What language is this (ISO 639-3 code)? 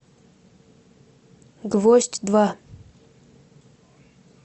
rus